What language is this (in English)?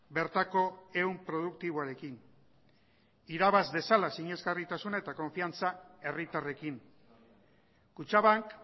Basque